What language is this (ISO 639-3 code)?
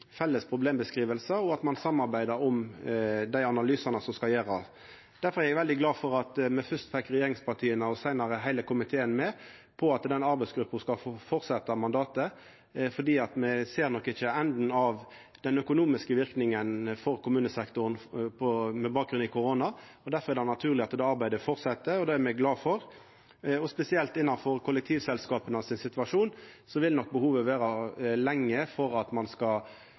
nno